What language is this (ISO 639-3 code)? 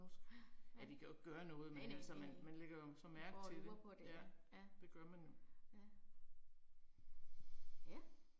dan